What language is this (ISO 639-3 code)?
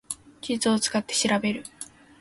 jpn